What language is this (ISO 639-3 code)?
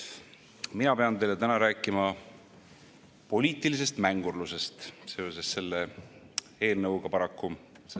est